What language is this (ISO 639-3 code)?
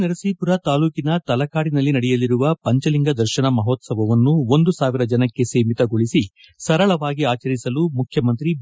kan